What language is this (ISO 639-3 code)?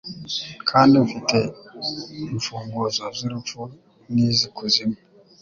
kin